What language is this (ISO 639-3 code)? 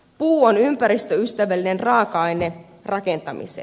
fin